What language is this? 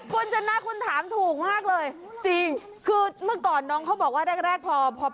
Thai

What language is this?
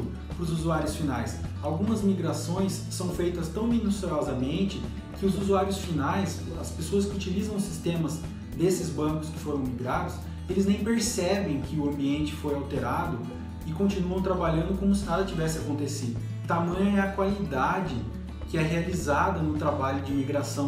Portuguese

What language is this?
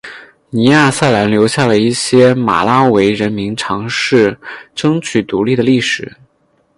Chinese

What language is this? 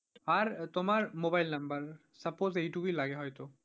Bangla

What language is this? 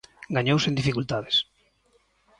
Galician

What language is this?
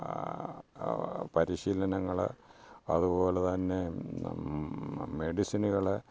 Malayalam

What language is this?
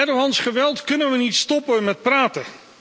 Dutch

